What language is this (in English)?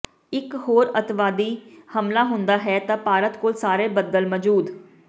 Punjabi